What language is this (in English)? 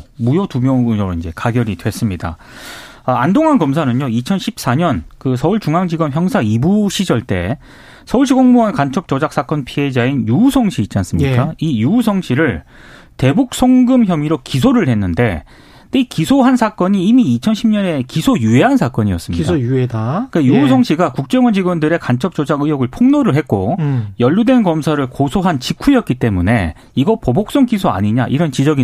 Korean